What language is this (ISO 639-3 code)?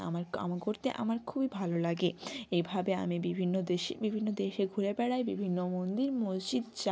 ben